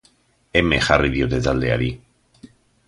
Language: Basque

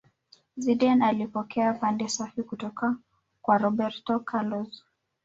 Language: Swahili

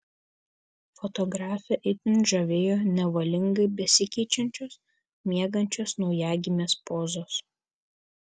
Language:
Lithuanian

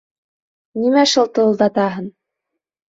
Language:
Bashkir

